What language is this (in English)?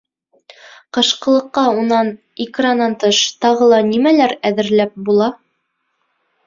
Bashkir